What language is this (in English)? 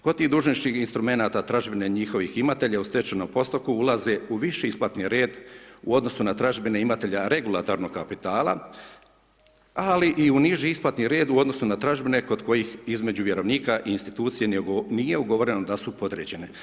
Croatian